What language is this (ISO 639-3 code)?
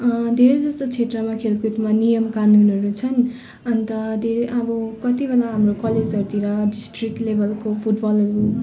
nep